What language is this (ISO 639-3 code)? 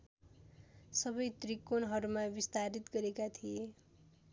nep